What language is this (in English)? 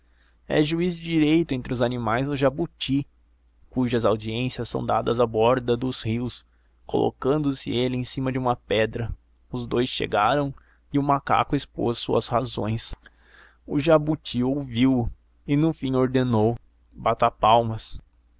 Portuguese